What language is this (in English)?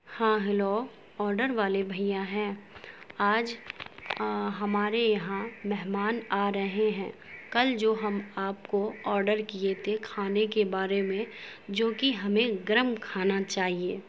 Urdu